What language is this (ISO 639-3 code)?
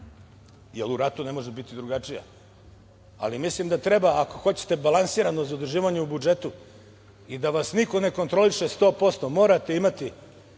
srp